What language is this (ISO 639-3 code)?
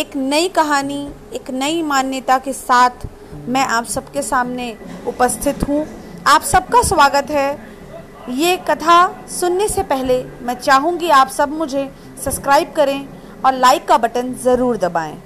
hin